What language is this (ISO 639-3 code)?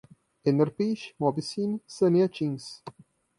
por